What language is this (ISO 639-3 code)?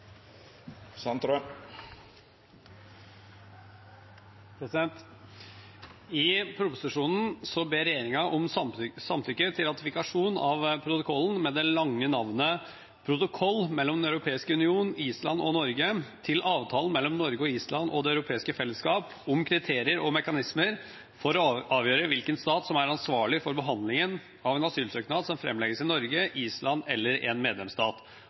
nor